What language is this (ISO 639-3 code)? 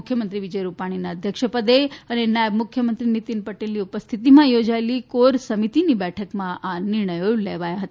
guj